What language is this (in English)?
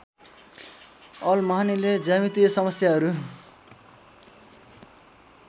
Nepali